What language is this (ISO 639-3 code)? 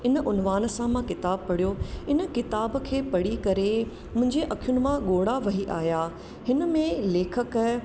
snd